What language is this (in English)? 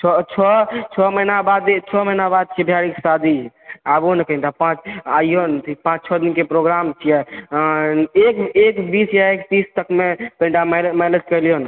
Maithili